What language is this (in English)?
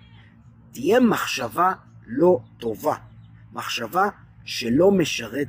Hebrew